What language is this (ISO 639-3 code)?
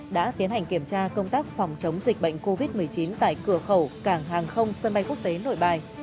vie